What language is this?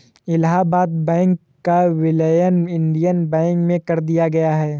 Hindi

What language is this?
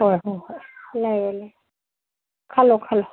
Manipuri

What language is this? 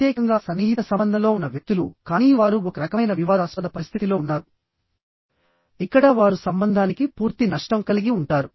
Telugu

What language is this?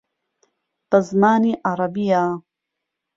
Central Kurdish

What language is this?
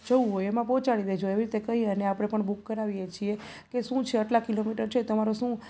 Gujarati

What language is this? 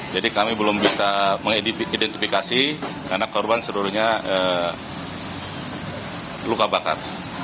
Indonesian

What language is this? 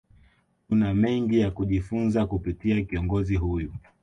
Swahili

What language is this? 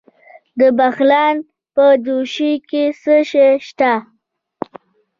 Pashto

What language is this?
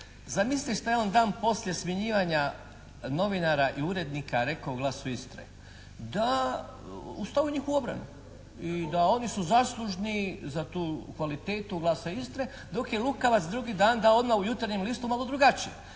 Croatian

